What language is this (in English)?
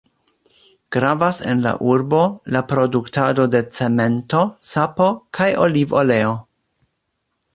Esperanto